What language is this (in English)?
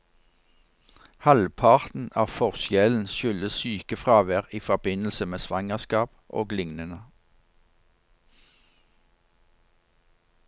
Norwegian